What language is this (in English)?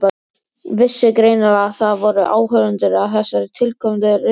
Icelandic